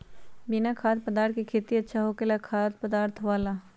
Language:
Magahi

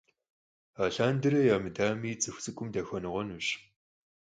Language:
Kabardian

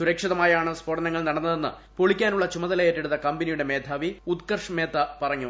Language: Malayalam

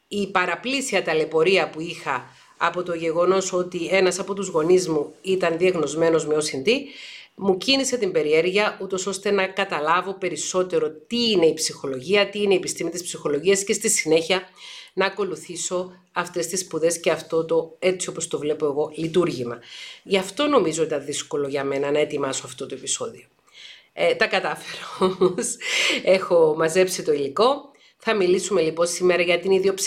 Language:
Greek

